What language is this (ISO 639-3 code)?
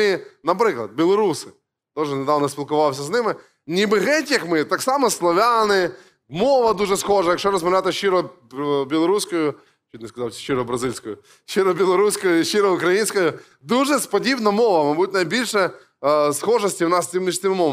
ukr